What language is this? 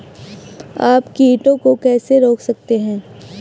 Hindi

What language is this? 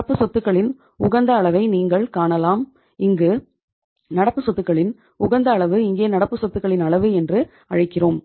Tamil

